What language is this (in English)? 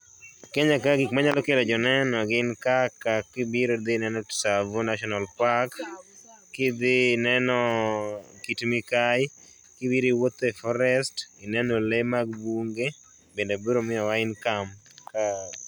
Luo (Kenya and Tanzania)